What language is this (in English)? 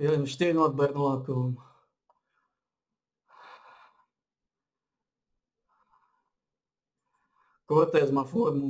Slovak